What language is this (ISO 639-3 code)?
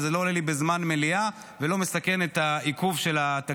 heb